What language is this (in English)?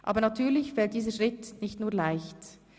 Swiss German